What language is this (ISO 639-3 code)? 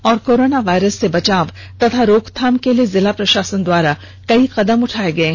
hin